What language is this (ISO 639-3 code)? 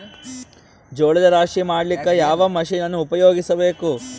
kan